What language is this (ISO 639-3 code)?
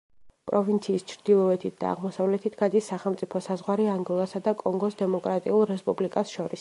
kat